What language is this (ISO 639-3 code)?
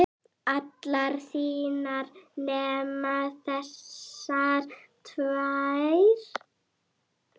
isl